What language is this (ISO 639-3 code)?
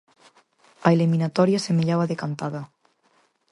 glg